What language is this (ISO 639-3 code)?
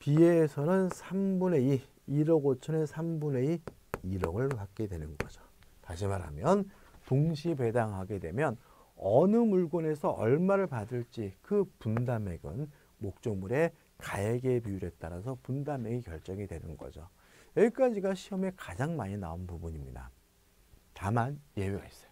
kor